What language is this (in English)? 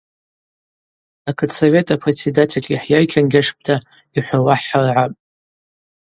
Abaza